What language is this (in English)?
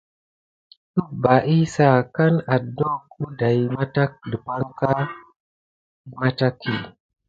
Gidar